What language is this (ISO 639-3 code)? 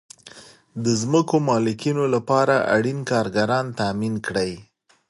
pus